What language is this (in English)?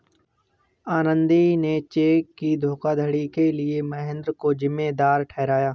Hindi